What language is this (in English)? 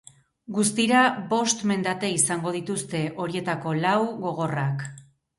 Basque